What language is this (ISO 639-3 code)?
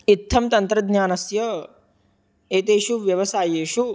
san